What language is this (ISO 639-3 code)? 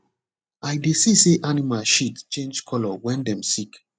pcm